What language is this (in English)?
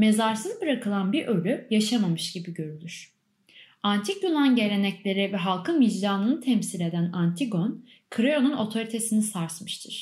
Turkish